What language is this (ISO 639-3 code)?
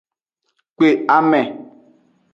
ajg